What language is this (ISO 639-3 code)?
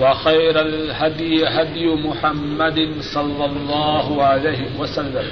urd